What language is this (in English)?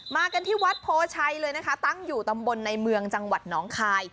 Thai